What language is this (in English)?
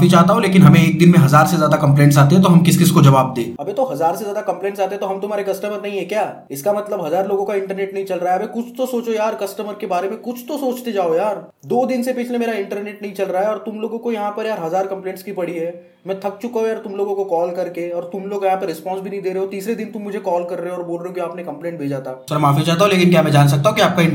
Hindi